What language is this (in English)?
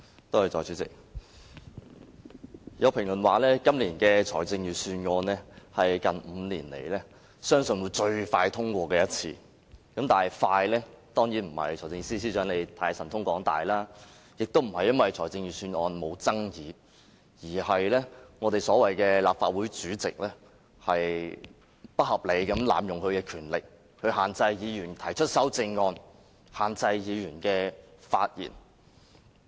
Cantonese